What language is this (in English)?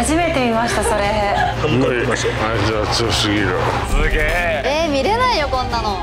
Japanese